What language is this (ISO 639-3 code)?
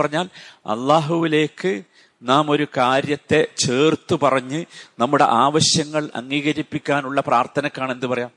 mal